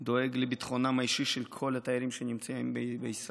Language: Hebrew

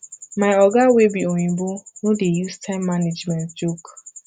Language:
Nigerian Pidgin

